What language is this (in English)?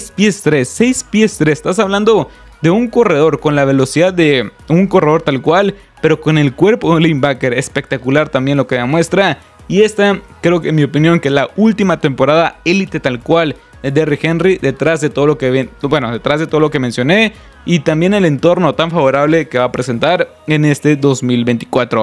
Spanish